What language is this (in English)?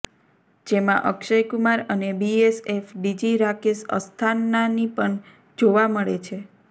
Gujarati